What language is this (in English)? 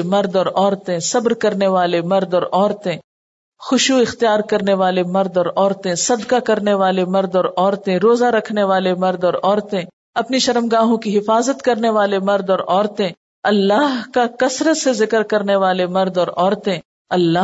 Urdu